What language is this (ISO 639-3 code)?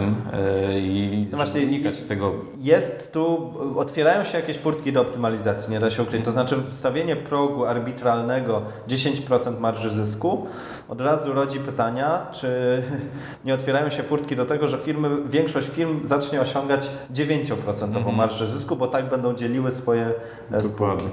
pol